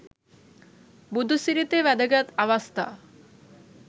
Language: Sinhala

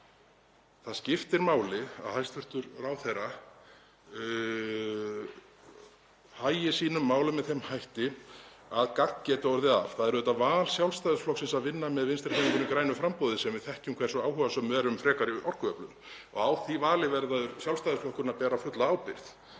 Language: Icelandic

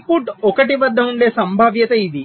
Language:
Telugu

